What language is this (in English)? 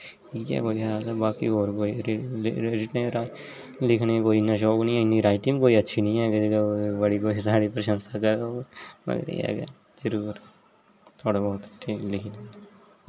Dogri